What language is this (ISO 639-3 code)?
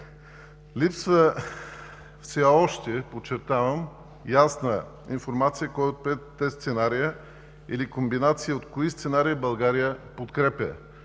bul